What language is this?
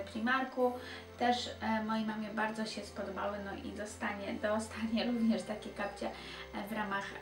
Polish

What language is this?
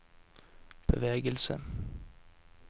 Norwegian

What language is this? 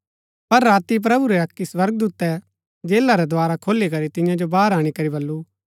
Gaddi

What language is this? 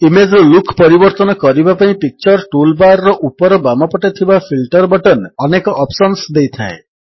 Odia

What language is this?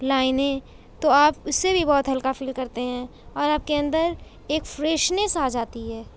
Urdu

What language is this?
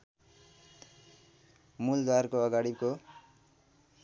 Nepali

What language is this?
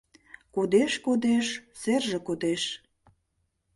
Mari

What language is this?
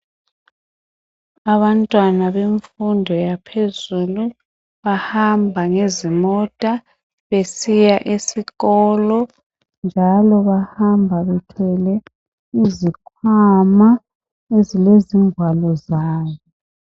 North Ndebele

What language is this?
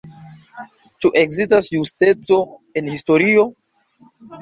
Esperanto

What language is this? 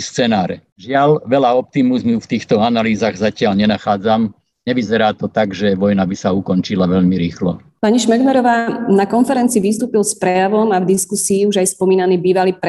Slovak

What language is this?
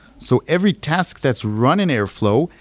English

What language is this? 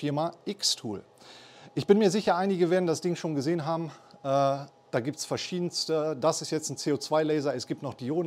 German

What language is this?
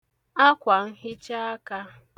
Igbo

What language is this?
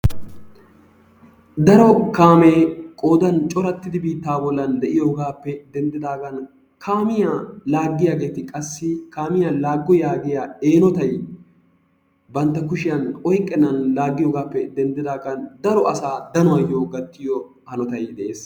Wolaytta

